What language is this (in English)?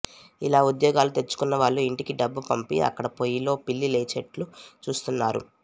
Telugu